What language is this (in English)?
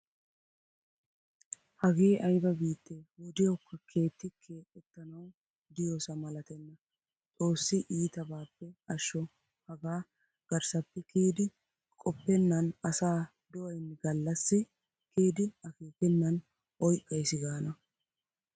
Wolaytta